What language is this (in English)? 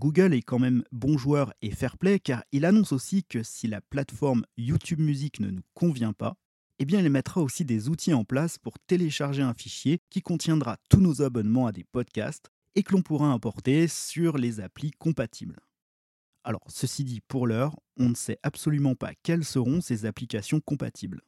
French